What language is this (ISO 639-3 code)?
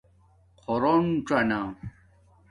dmk